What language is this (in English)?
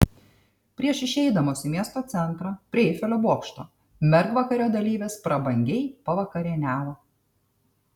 Lithuanian